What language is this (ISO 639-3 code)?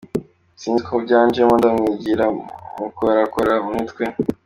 kin